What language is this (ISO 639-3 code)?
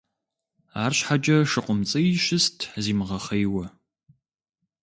kbd